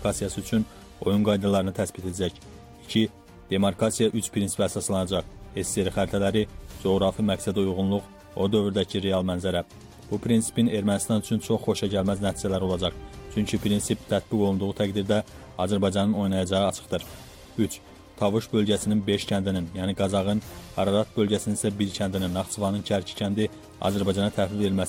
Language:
Turkish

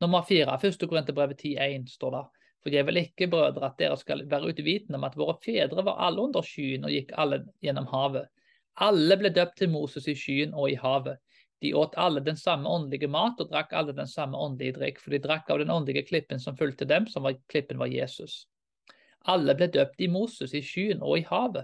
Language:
Danish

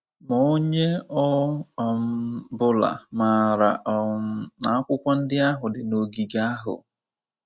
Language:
Igbo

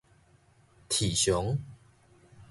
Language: Min Nan Chinese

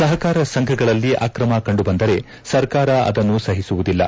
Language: Kannada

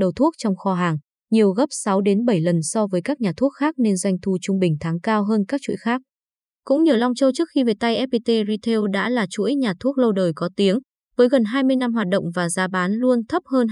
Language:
Vietnamese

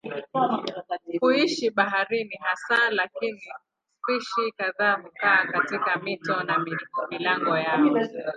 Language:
Swahili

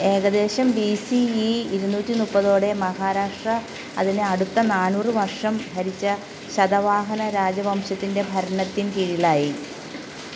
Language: Malayalam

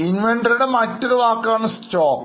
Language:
Malayalam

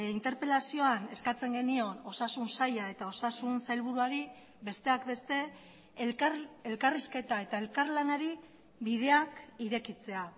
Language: Basque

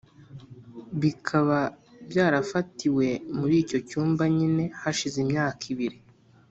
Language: Kinyarwanda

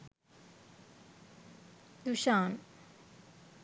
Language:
Sinhala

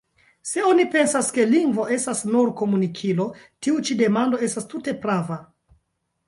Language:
Esperanto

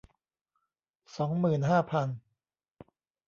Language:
Thai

